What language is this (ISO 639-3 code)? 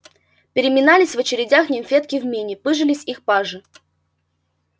rus